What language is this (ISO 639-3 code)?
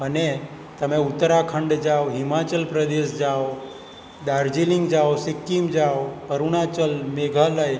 guj